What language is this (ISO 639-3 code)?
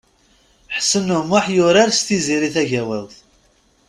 kab